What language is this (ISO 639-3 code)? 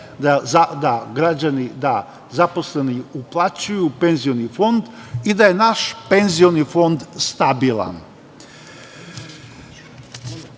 srp